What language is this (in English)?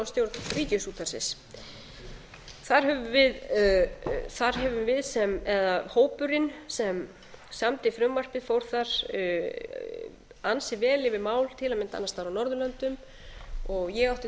Icelandic